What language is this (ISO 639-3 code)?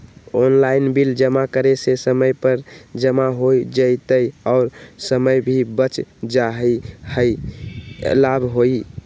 mag